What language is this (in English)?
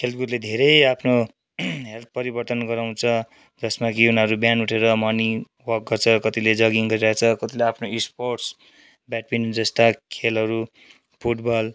Nepali